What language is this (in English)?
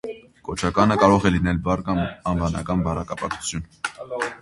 Armenian